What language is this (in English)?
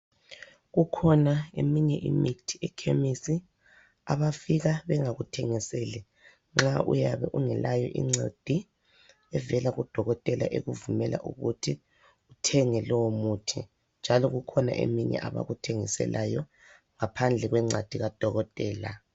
North Ndebele